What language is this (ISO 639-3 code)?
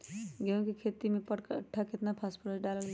mag